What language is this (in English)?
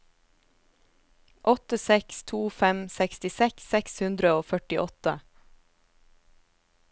Norwegian